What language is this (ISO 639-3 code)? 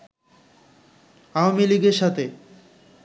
ben